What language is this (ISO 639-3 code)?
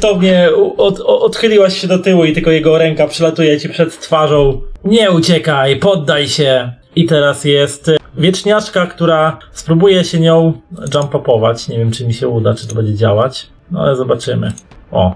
pol